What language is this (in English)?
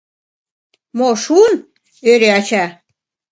Mari